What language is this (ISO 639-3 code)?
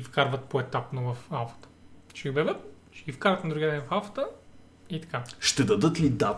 bul